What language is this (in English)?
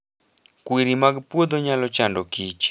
Luo (Kenya and Tanzania)